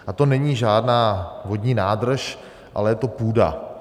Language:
Czech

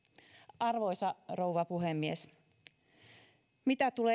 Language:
Finnish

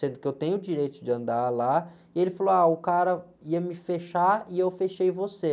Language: Portuguese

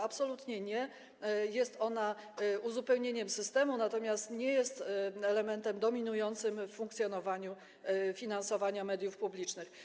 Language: Polish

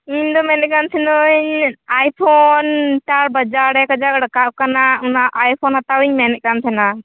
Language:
Santali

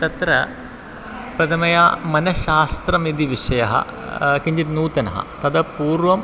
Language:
Sanskrit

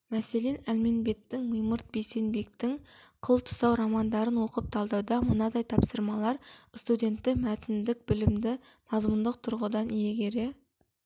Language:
Kazakh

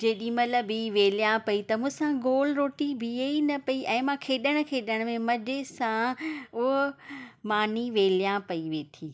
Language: Sindhi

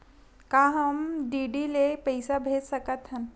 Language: Chhattisgarhi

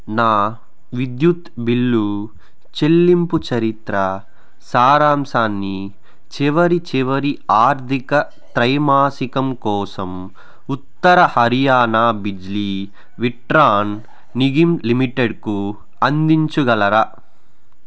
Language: Telugu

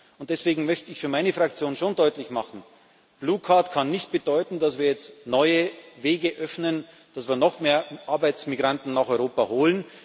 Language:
German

